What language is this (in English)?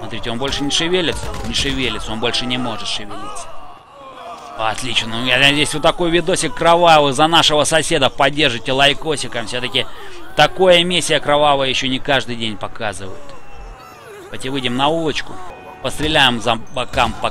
Russian